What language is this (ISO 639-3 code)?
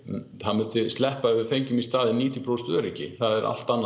isl